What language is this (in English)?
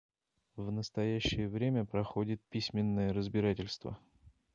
Russian